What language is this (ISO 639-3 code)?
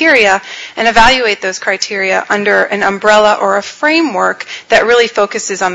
eng